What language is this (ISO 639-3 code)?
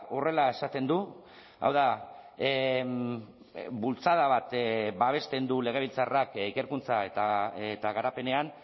eus